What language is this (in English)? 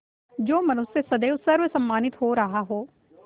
Hindi